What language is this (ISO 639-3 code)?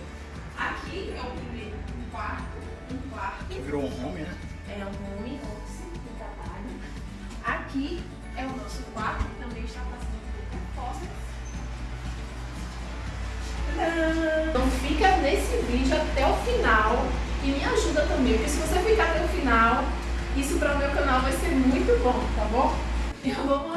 por